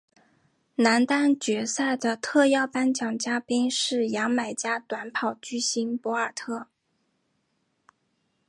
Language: Chinese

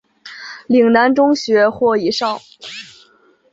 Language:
Chinese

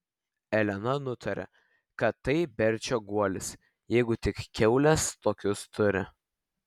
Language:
Lithuanian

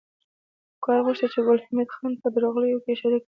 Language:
Pashto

